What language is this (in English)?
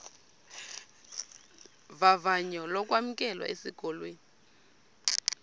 Xhosa